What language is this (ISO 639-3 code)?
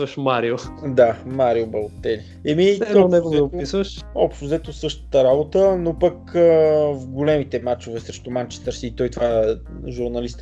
bul